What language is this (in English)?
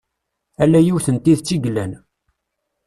Kabyle